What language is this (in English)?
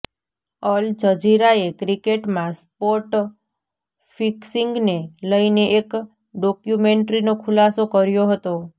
Gujarati